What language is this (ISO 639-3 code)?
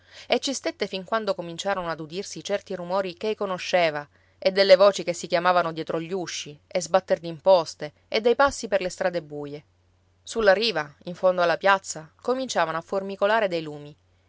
ita